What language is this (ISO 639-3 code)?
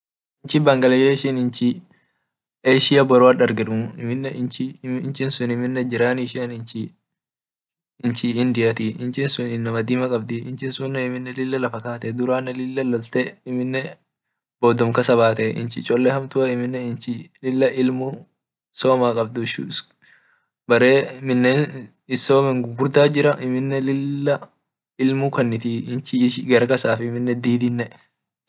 orc